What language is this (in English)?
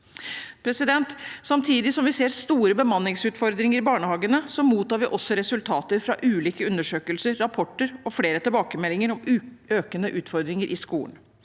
Norwegian